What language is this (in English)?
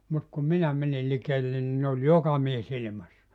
Finnish